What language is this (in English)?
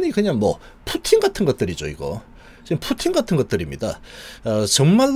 Korean